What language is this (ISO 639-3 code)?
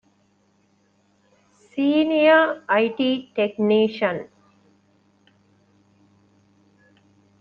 div